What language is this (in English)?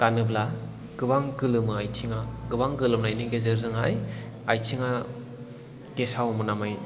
Bodo